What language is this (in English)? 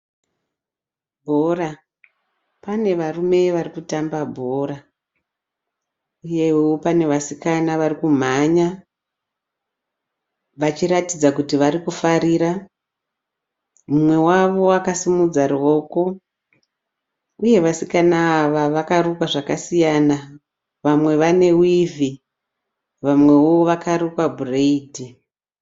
Shona